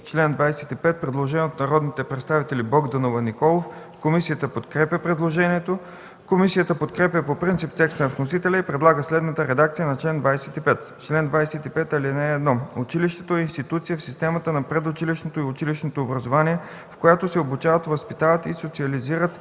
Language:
Bulgarian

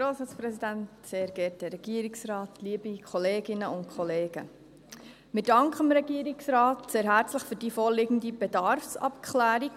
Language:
Swiss German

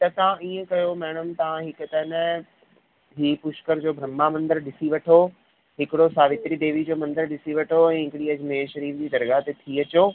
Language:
Sindhi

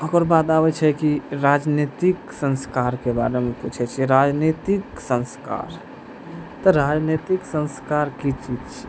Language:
Maithili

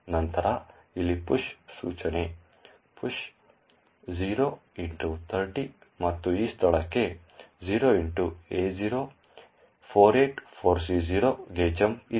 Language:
Kannada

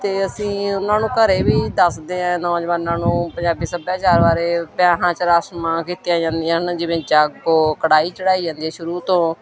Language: Punjabi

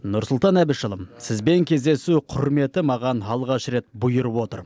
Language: Kazakh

